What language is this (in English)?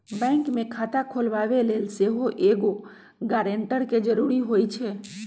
Magahi